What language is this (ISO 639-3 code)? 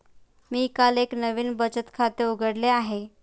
mar